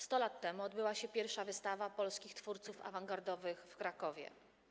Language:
Polish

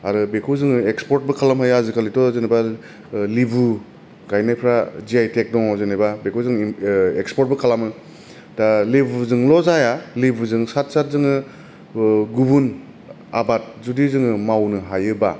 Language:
Bodo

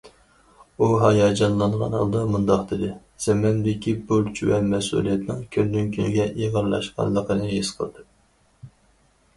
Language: Uyghur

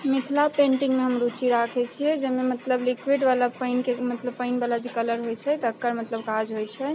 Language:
Maithili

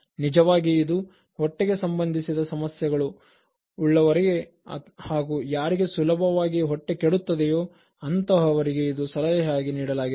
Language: Kannada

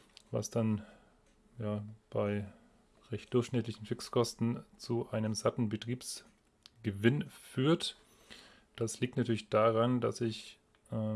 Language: German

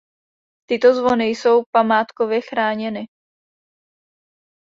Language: Czech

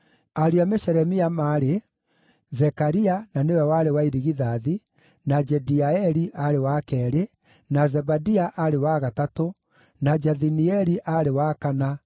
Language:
Kikuyu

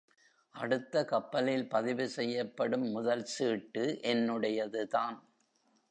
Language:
Tamil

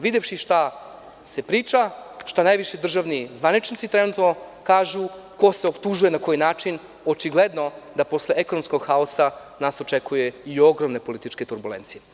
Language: Serbian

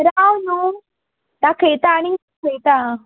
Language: Konkani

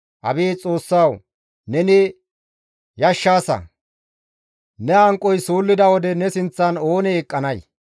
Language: Gamo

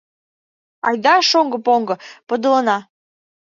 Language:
Mari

